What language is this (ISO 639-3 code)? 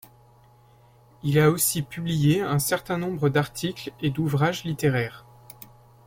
fra